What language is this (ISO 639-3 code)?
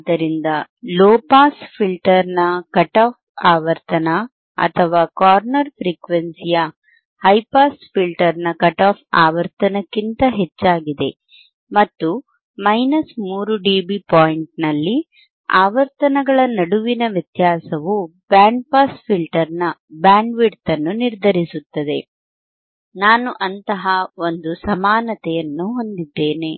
kan